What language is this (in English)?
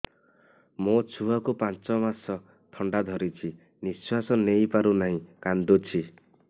Odia